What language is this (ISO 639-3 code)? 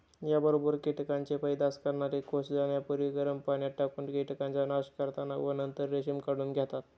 mar